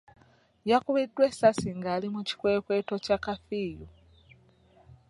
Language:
Ganda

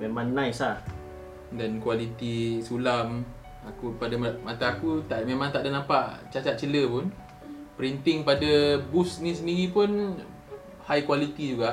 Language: Malay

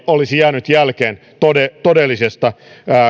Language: Finnish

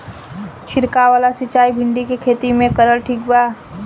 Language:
Bhojpuri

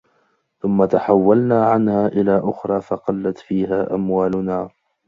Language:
Arabic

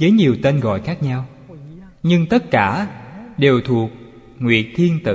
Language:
Vietnamese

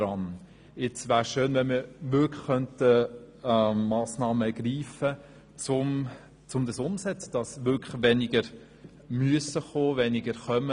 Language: Swiss German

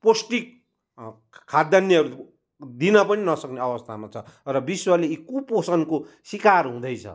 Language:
Nepali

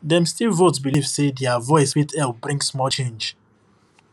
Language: Nigerian Pidgin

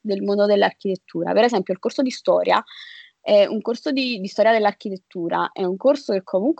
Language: Italian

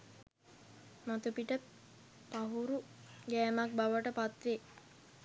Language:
Sinhala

